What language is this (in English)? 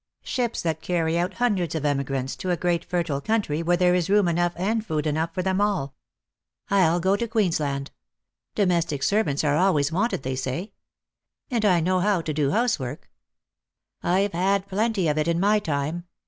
English